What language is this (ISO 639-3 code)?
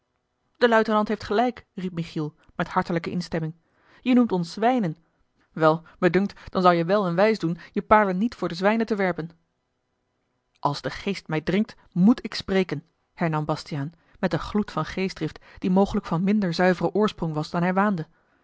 nld